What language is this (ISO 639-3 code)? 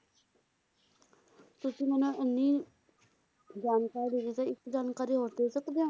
pan